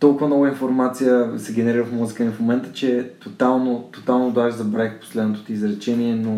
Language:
Bulgarian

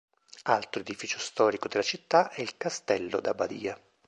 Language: Italian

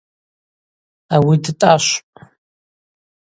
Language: Abaza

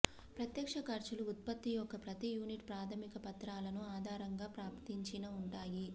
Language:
Telugu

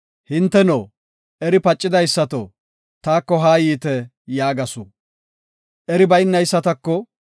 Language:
Gofa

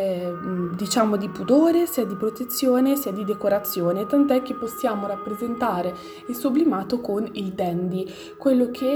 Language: Italian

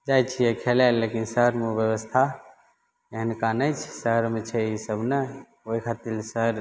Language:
Maithili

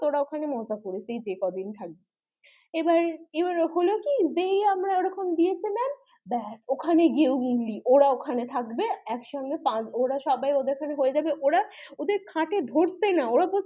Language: Bangla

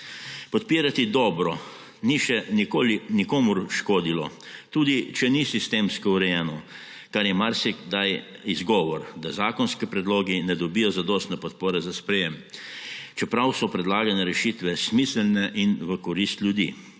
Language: Slovenian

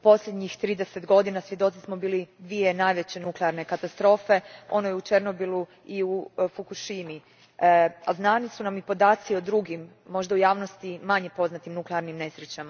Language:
Croatian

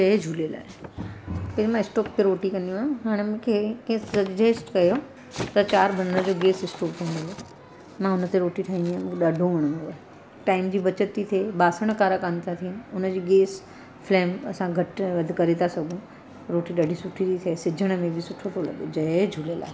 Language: Sindhi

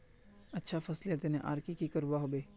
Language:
Magahi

